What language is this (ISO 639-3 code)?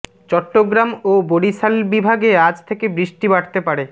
ben